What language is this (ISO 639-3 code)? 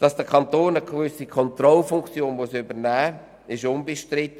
gsw